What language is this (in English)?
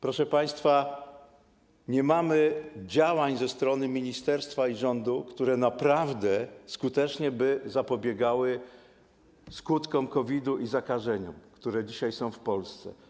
Polish